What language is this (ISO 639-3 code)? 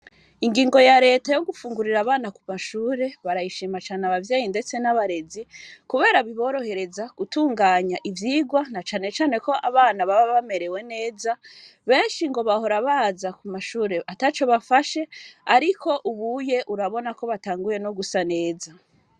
run